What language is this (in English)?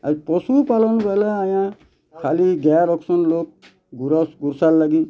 Odia